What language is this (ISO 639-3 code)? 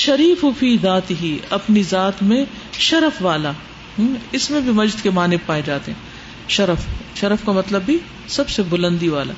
urd